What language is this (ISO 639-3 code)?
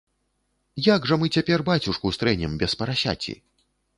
bel